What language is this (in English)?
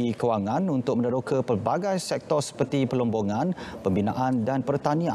Malay